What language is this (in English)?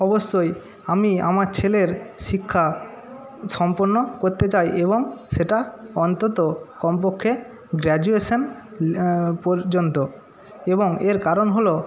Bangla